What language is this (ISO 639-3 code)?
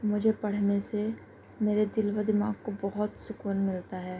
urd